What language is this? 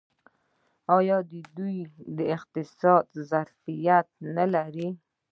Pashto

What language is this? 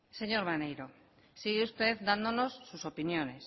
Spanish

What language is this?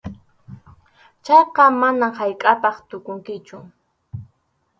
Arequipa-La Unión Quechua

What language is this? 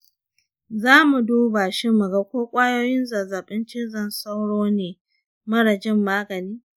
Hausa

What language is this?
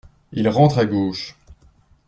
French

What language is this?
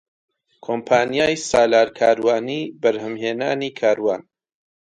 Central Kurdish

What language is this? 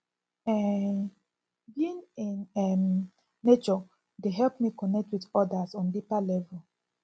Nigerian Pidgin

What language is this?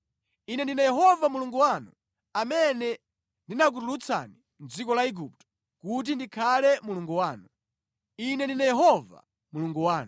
Nyanja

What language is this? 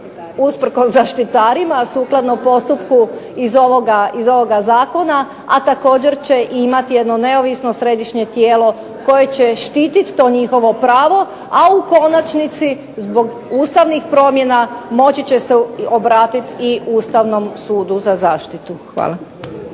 Croatian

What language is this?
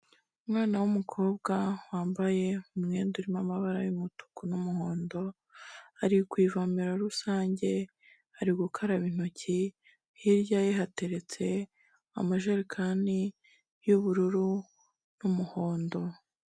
Kinyarwanda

